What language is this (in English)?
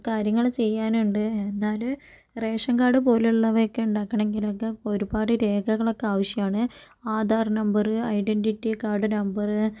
Malayalam